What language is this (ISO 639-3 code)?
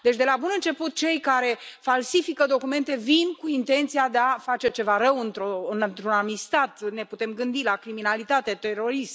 ron